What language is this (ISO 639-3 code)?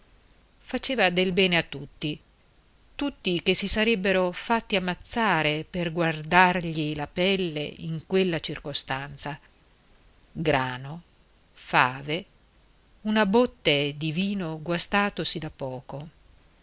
ita